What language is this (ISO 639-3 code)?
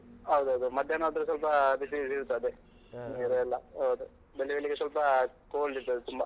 kan